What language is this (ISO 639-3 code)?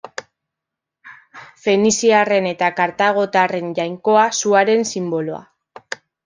eus